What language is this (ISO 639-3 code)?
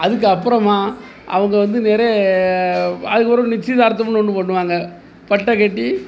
tam